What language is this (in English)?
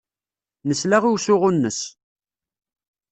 Kabyle